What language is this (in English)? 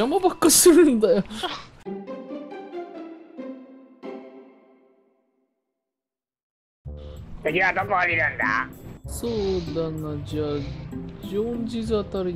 Japanese